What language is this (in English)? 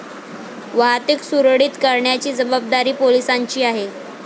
Marathi